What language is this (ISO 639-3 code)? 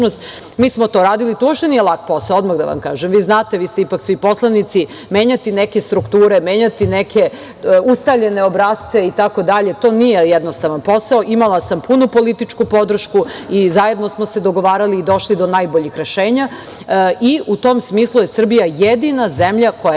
srp